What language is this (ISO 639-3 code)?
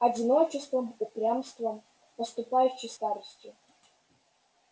rus